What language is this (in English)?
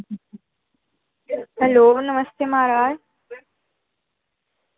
Dogri